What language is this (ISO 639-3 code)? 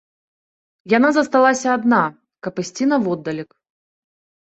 bel